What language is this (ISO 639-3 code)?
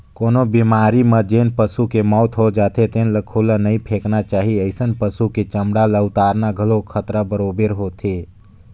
hne